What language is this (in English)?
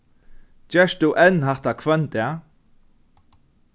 Faroese